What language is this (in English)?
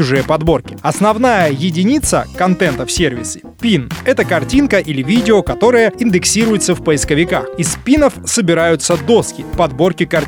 Russian